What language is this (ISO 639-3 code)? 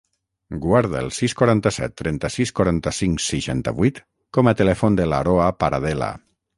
cat